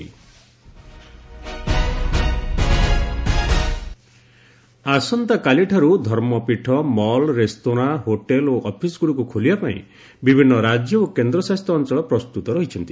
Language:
Odia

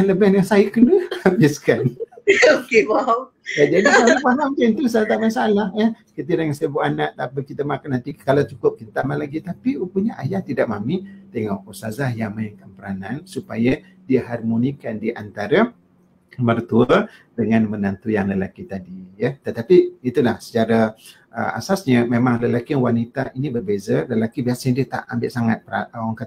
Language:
Malay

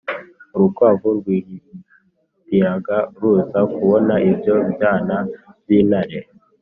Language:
Kinyarwanda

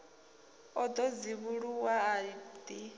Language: Venda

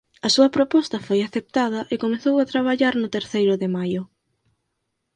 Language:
Galician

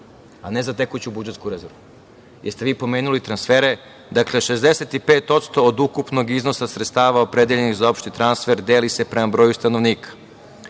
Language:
Serbian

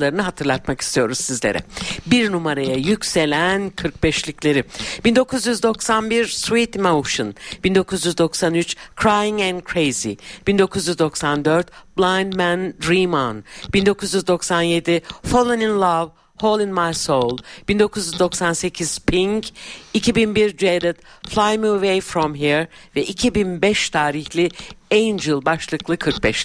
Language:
Turkish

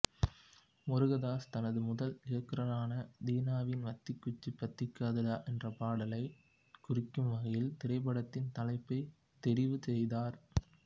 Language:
Tamil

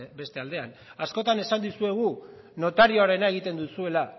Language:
Basque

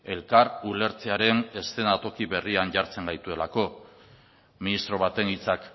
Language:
Basque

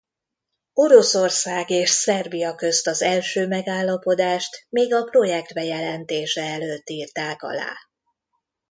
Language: Hungarian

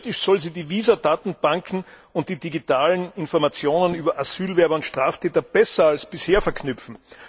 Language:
German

